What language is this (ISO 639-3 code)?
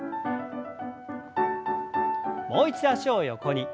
jpn